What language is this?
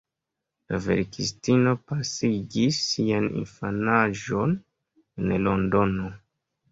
Esperanto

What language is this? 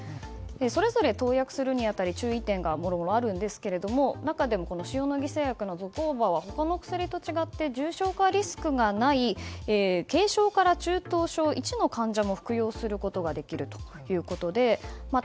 Japanese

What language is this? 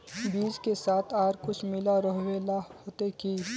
Magahi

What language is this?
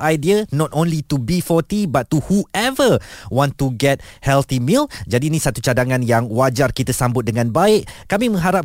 Malay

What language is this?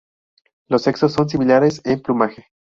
Spanish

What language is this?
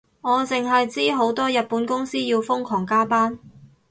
Cantonese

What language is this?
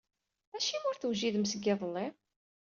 Kabyle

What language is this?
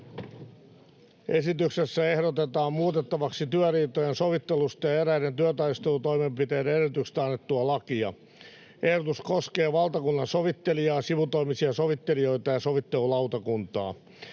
Finnish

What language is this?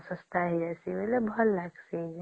Odia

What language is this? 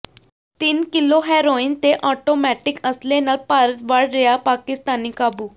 Punjabi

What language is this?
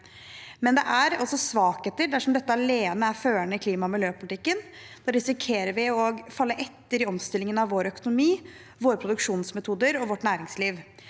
Norwegian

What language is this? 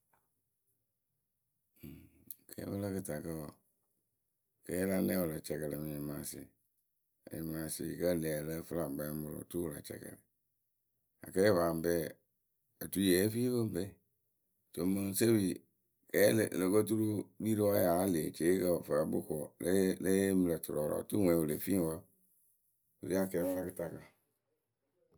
Akebu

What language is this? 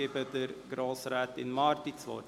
Swiss German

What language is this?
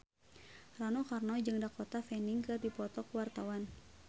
Sundanese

